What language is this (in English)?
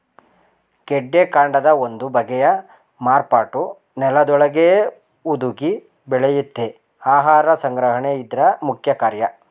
Kannada